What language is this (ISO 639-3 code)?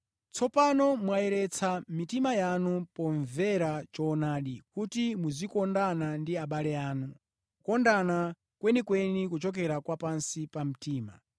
nya